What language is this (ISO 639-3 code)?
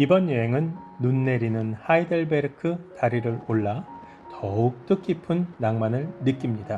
kor